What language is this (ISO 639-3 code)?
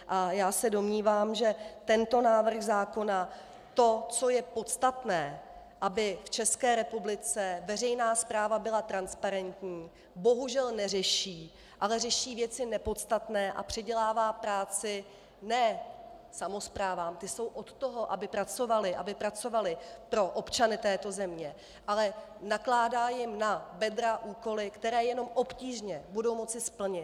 ces